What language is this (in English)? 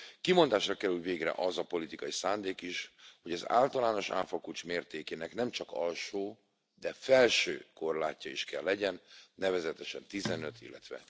Hungarian